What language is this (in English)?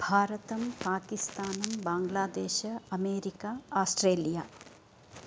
Sanskrit